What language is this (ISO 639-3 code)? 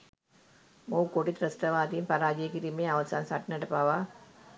sin